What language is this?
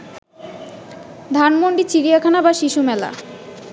Bangla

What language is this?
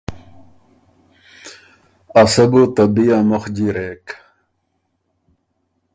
Ormuri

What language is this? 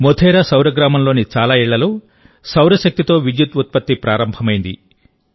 Telugu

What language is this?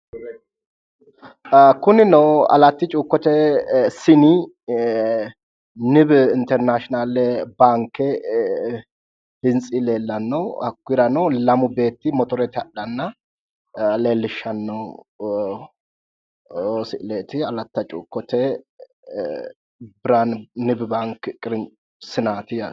Sidamo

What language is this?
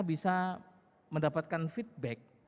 Indonesian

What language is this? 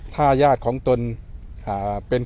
Thai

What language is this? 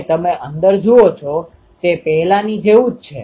Gujarati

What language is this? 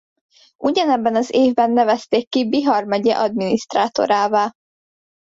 Hungarian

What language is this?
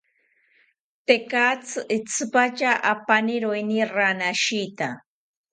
South Ucayali Ashéninka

